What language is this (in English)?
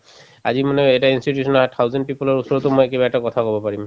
Assamese